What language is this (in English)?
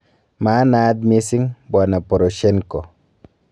Kalenjin